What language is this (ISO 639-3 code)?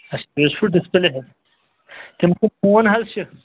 kas